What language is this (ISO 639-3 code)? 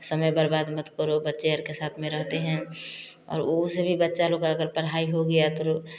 hin